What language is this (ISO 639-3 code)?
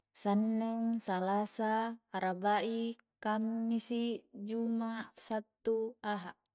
kjc